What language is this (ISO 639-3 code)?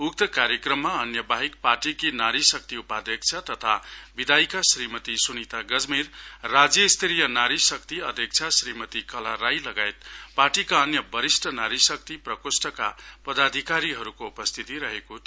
nep